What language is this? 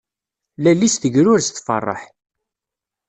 Kabyle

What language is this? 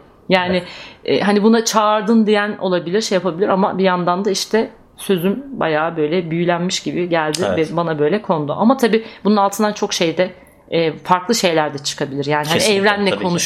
Turkish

